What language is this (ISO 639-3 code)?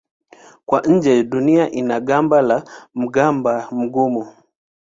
swa